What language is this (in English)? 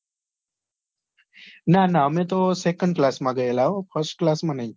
Gujarati